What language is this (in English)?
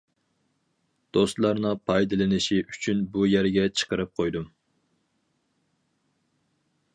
Uyghur